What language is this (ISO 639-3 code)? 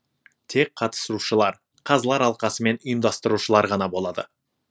kaz